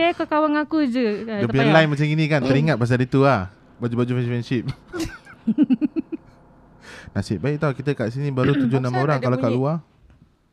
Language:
Malay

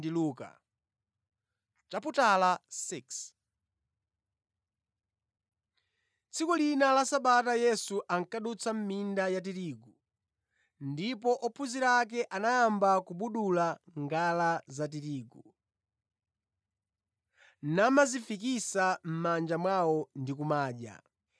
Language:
Nyanja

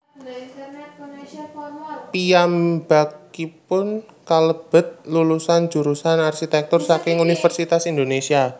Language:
Javanese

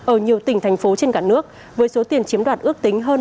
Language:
Vietnamese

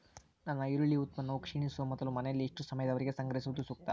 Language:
Kannada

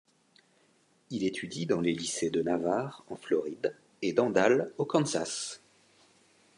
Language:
French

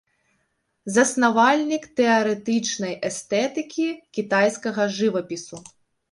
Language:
Belarusian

